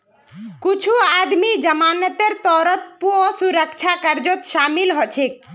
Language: Magahi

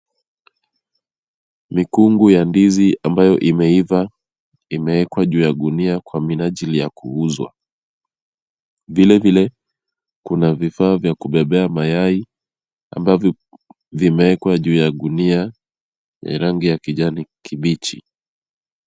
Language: Swahili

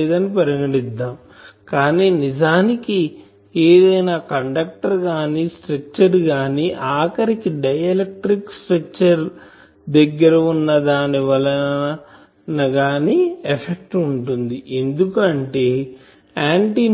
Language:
Telugu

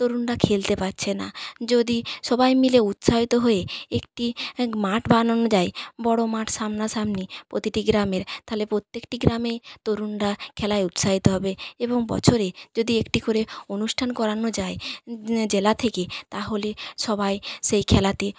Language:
Bangla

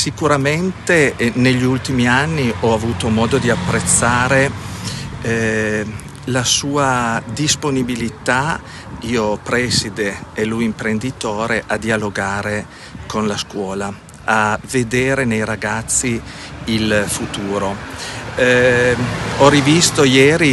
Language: Italian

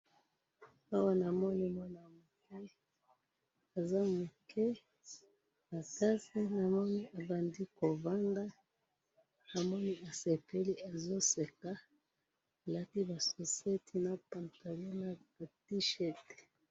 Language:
Lingala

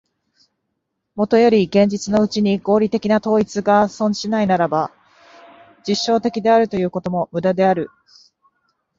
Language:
Japanese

